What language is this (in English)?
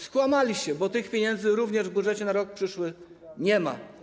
Polish